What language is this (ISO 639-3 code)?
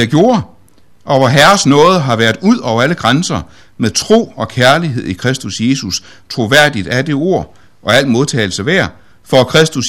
dan